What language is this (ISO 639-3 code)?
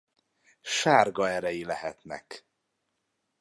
hun